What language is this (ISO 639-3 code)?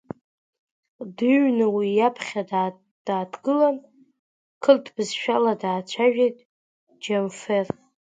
abk